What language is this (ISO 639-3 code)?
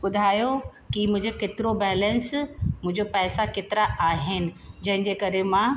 snd